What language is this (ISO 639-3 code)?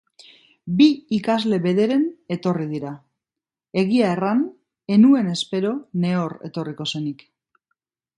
eus